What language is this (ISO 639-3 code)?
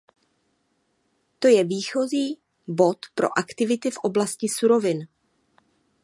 ces